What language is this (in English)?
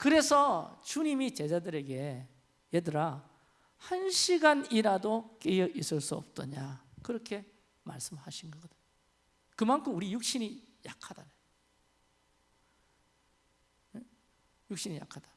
Korean